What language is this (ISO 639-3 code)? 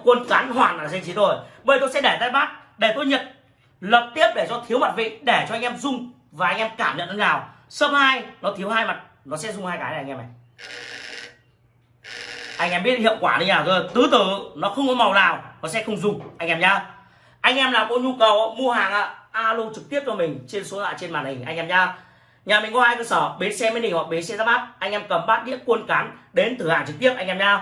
vie